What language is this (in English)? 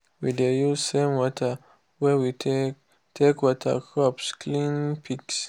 Nigerian Pidgin